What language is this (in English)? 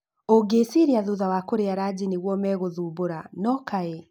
Kikuyu